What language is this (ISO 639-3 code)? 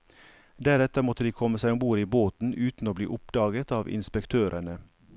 nor